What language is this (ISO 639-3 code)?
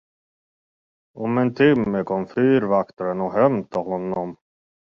swe